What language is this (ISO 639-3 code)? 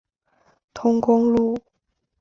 zho